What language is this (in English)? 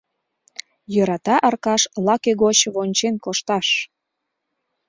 Mari